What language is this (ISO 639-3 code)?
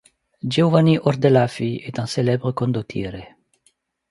fra